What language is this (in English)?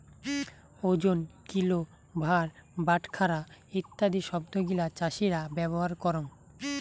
Bangla